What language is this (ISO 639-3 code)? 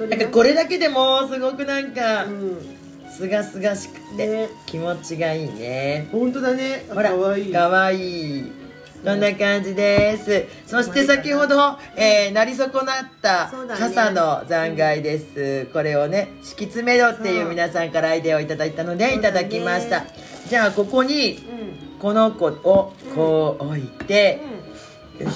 jpn